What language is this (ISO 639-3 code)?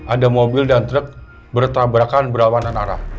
ind